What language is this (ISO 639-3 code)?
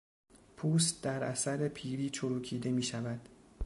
fas